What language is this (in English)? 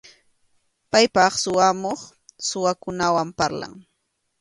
Arequipa-La Unión Quechua